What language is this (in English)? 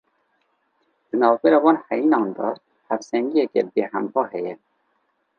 Kurdish